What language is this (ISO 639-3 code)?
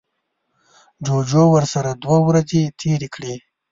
pus